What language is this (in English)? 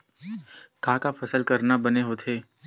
Chhattisgarhi